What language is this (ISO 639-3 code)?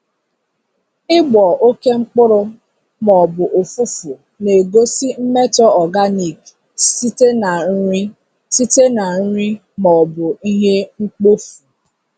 ibo